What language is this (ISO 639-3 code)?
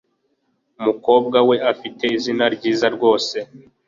kin